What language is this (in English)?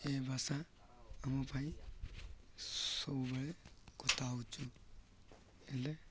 Odia